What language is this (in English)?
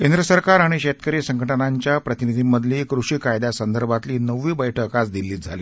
Marathi